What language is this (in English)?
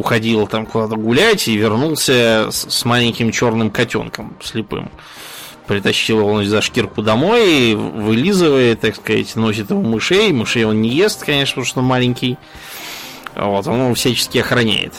Russian